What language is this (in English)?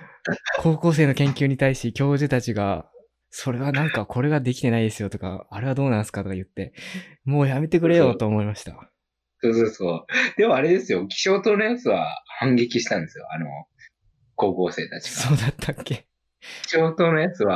Japanese